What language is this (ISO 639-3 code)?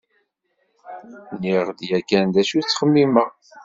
kab